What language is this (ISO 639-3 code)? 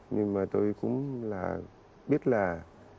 vie